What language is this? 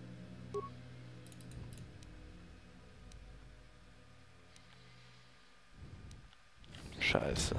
German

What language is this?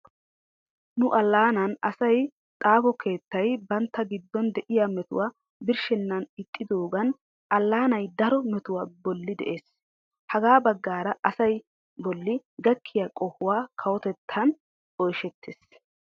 Wolaytta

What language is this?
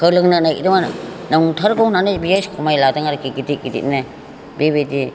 Bodo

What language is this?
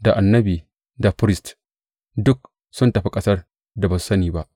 Hausa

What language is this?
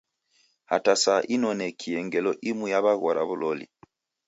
Taita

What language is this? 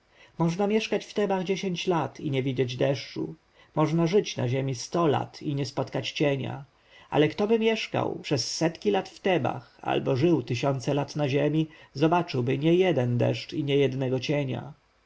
Polish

